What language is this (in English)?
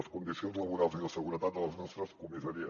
Catalan